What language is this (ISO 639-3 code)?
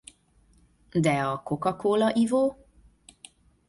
hun